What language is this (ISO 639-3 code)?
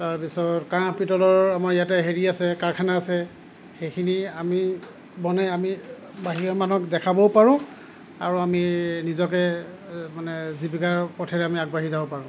asm